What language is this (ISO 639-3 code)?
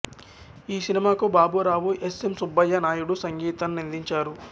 tel